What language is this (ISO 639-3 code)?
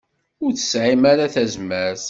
kab